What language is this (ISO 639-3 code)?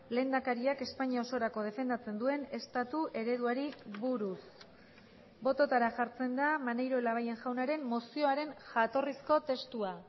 eus